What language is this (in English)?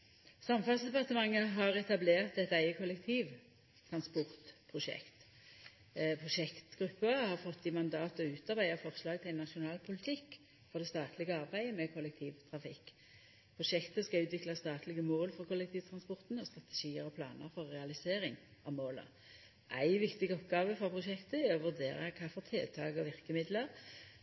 Norwegian Nynorsk